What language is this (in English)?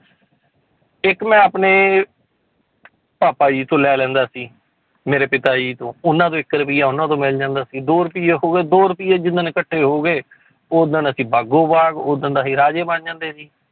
Punjabi